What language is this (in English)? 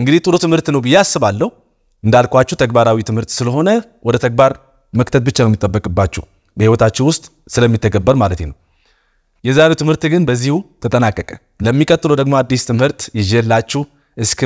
Arabic